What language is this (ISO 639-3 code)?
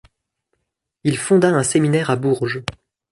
fra